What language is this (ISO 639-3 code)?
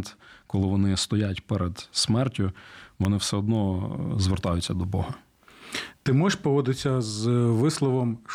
ukr